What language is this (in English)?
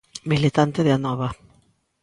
Galician